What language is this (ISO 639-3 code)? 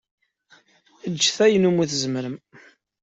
kab